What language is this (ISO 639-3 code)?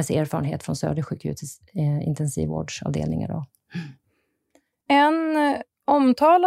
swe